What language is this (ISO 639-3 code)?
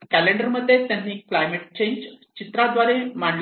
mar